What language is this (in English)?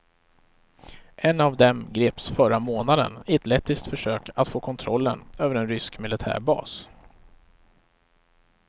Swedish